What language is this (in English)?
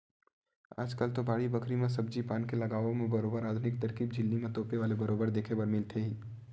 Chhattisgarhi